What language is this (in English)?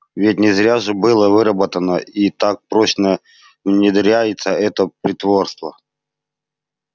Russian